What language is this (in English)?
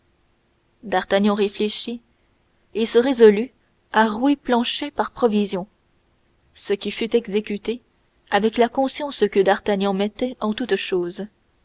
French